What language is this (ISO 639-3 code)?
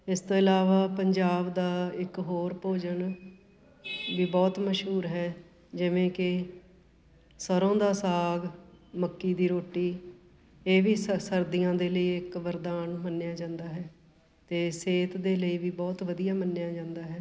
pan